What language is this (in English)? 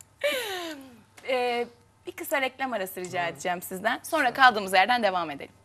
Turkish